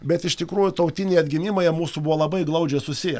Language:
Lithuanian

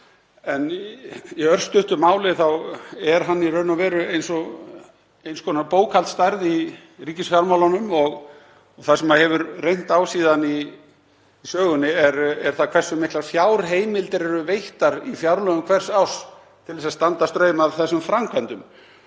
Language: Icelandic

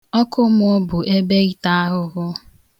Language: Igbo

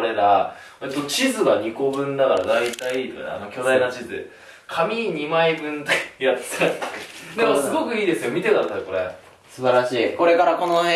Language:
Japanese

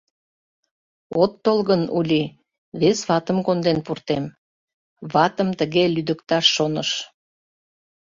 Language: Mari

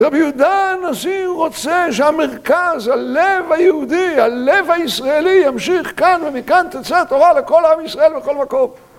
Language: Hebrew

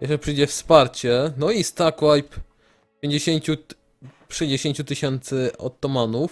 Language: Polish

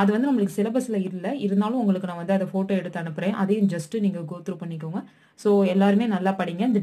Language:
Romanian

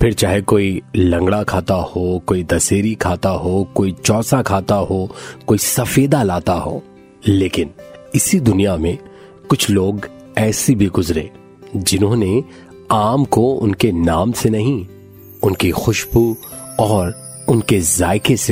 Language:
Hindi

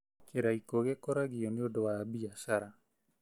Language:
Kikuyu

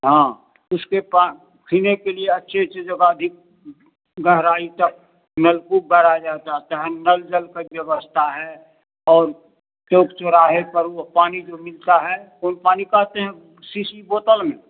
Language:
Hindi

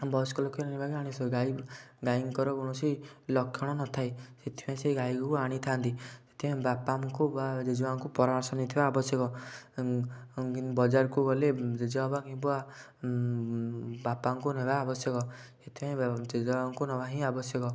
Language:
Odia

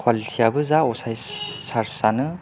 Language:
Bodo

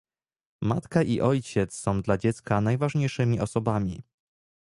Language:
Polish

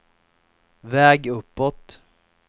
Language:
Swedish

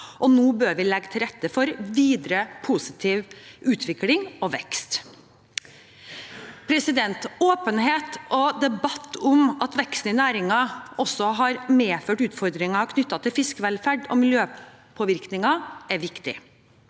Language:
Norwegian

